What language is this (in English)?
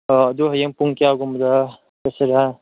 Manipuri